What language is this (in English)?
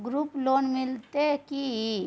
Maithili